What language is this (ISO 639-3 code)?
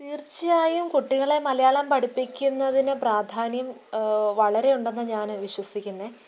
mal